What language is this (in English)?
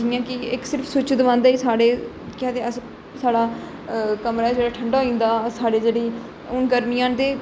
Dogri